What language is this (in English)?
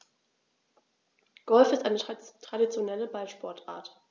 German